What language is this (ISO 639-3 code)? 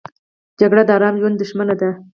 pus